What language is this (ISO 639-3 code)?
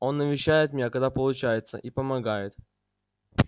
rus